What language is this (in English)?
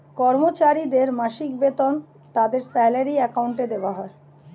Bangla